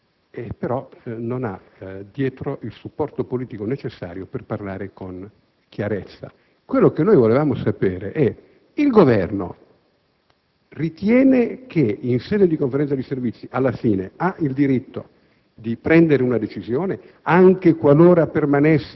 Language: Italian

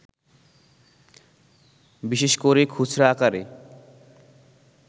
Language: Bangla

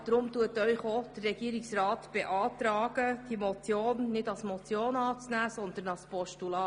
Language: Swiss German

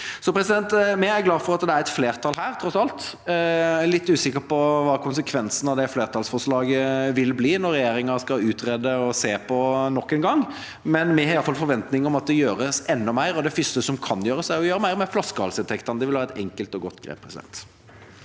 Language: Norwegian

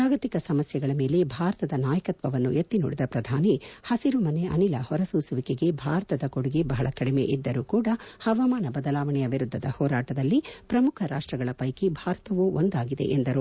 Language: Kannada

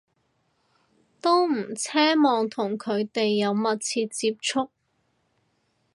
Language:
Cantonese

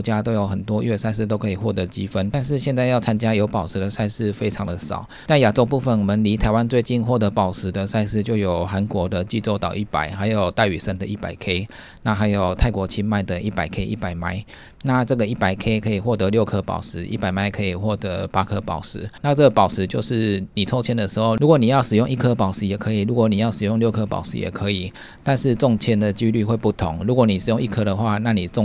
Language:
Chinese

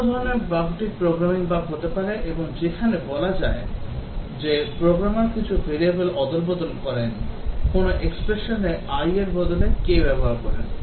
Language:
Bangla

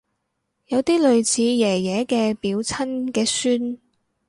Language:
Cantonese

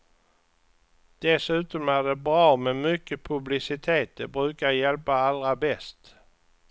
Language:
Swedish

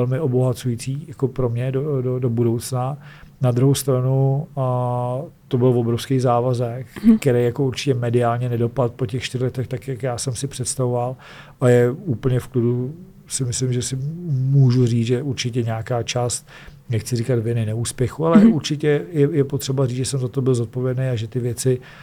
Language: Czech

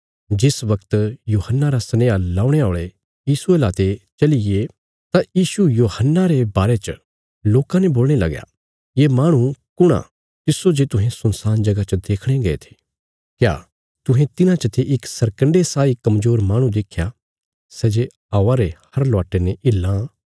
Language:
Bilaspuri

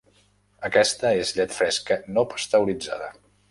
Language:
Catalan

